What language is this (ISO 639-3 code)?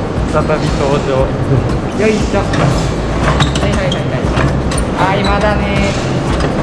jpn